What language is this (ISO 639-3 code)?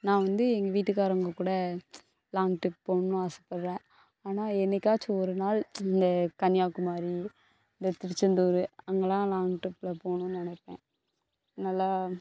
tam